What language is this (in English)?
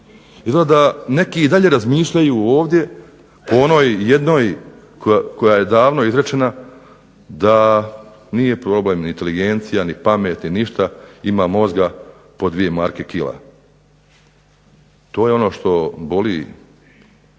Croatian